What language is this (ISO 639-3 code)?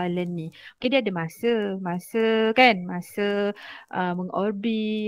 msa